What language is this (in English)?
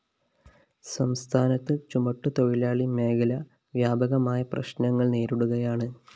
Malayalam